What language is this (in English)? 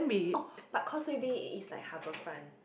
English